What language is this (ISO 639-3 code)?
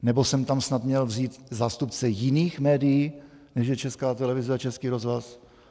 ces